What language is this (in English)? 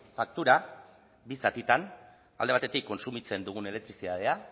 Basque